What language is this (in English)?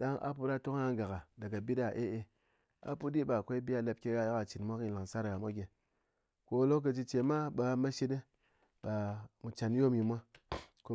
Ngas